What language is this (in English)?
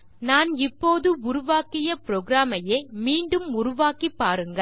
Tamil